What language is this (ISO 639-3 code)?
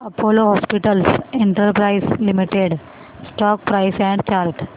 mar